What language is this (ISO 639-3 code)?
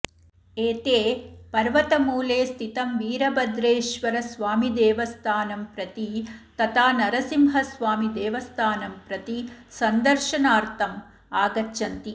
san